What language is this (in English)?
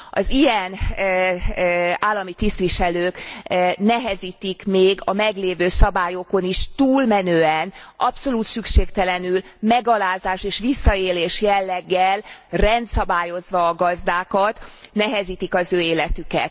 Hungarian